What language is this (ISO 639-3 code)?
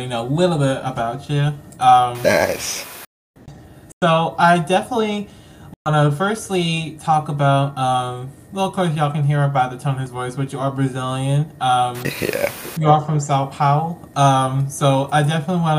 eng